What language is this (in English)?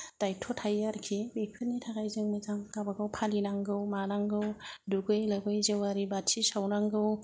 Bodo